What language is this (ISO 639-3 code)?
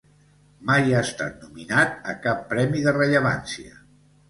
cat